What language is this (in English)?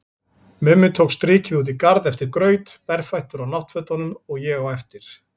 Icelandic